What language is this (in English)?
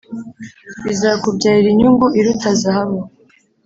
Kinyarwanda